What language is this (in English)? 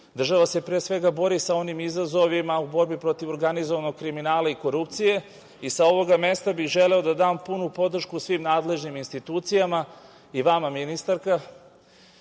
Serbian